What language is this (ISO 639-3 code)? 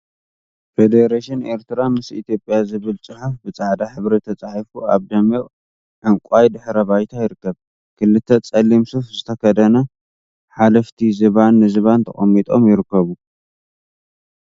tir